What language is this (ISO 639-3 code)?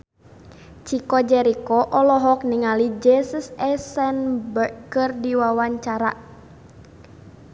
sun